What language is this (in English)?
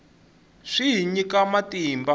Tsonga